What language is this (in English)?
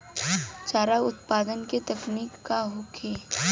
Bhojpuri